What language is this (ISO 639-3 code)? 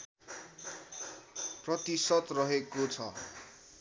nep